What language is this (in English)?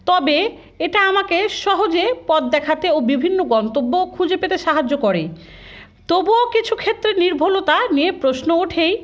Bangla